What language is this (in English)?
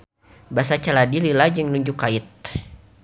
Sundanese